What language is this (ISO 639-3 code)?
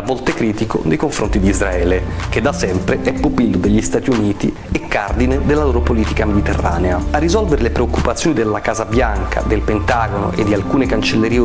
ita